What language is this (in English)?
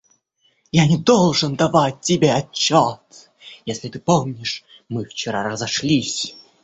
Russian